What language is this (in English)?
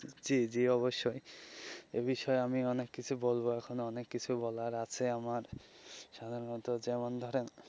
Bangla